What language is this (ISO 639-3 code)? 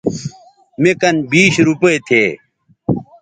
btv